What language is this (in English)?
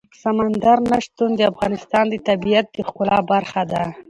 Pashto